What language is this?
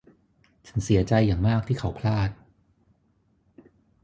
Thai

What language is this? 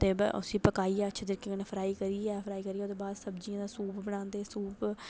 Dogri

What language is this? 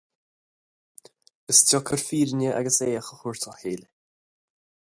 Irish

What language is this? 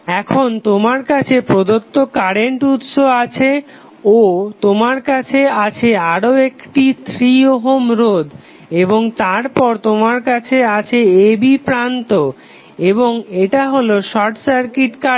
Bangla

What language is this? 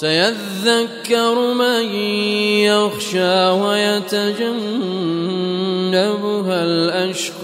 Arabic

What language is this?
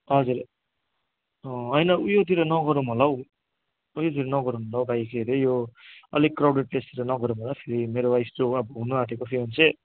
Nepali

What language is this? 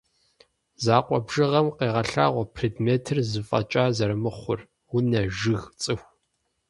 Kabardian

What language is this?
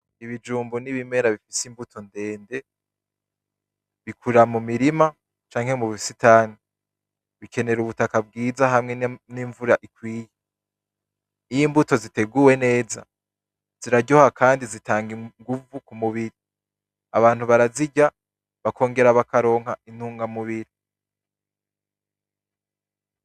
Rundi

